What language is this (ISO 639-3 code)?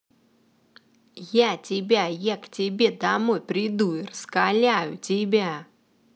rus